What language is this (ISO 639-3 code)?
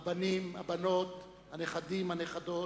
heb